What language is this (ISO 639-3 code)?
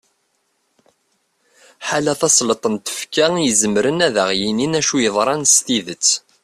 kab